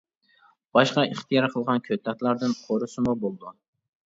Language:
Uyghur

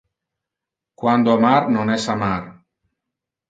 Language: Interlingua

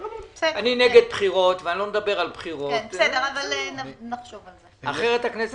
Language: Hebrew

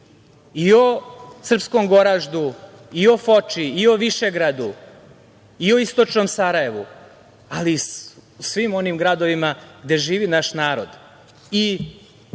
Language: Serbian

